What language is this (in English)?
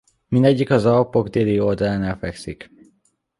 Hungarian